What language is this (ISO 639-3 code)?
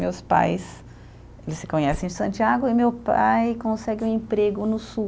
por